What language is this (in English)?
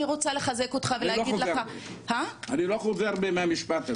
Hebrew